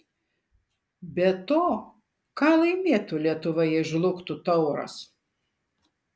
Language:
Lithuanian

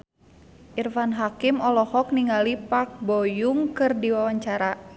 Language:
Sundanese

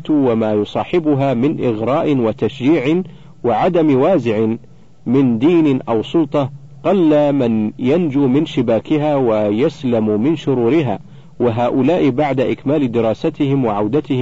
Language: Arabic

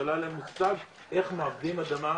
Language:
Hebrew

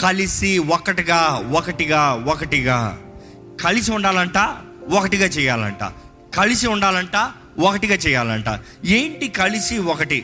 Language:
Telugu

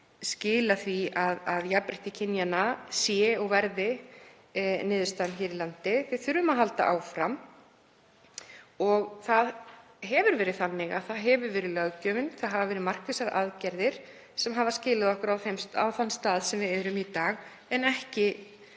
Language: Icelandic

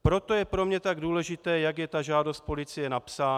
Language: Czech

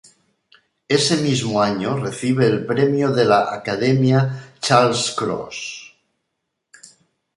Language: Spanish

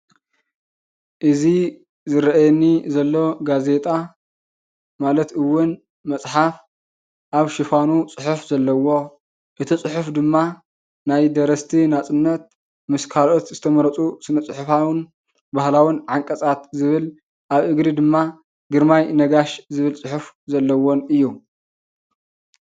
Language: Tigrinya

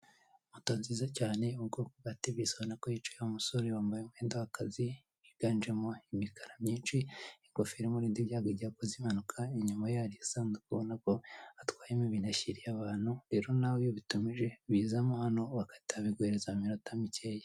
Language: Kinyarwanda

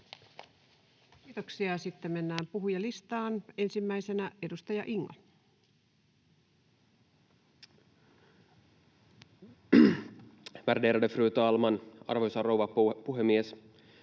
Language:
Finnish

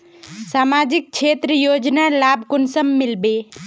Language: Magahi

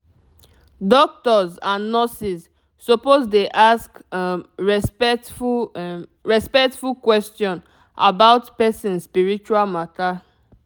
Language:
Nigerian Pidgin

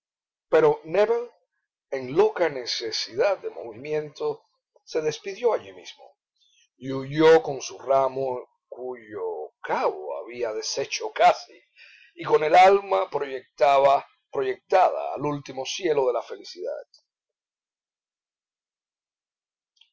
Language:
Spanish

